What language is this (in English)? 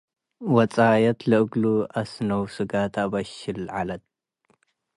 Tigre